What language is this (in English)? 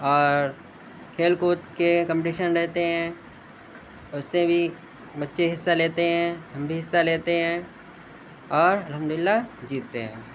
Urdu